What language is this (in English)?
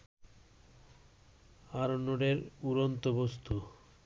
Bangla